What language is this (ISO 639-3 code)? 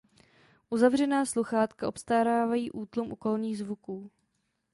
ces